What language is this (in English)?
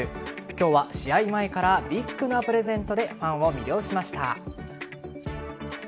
Japanese